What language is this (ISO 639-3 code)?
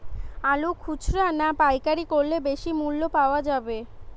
ben